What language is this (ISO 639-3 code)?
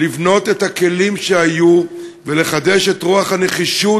heb